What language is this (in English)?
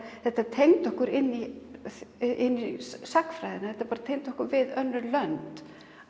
Icelandic